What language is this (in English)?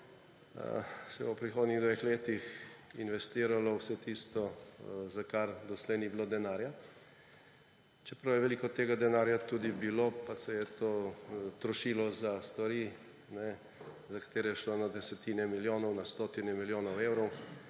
Slovenian